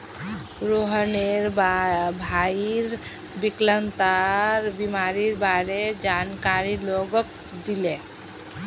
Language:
Magahi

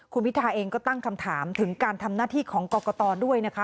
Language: Thai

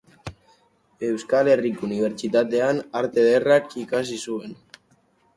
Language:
Basque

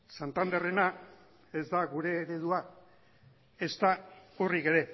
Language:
Basque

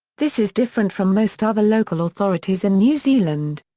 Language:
English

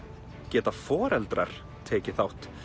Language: Icelandic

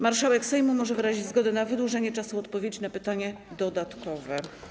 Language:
Polish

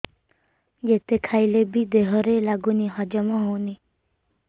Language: Odia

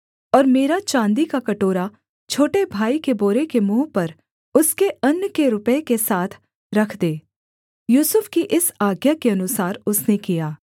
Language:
Hindi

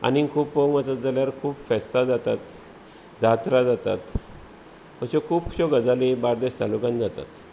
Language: Konkani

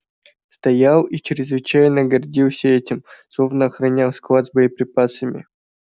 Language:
Russian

